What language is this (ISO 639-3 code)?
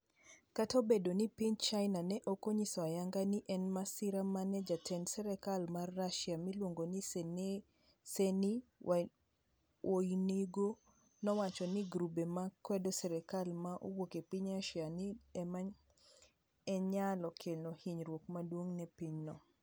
luo